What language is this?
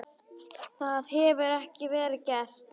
Icelandic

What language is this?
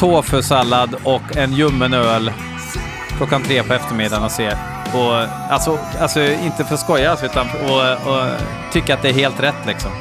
Swedish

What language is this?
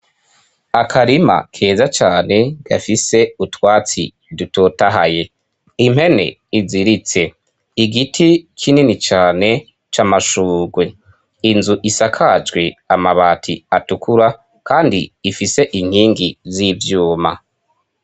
Rundi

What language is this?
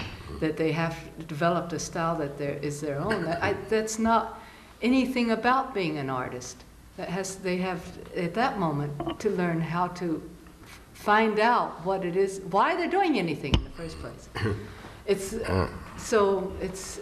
English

